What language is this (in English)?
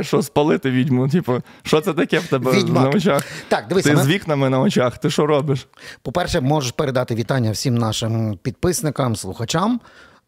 Ukrainian